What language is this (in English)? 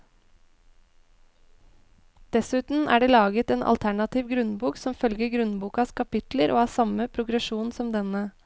Norwegian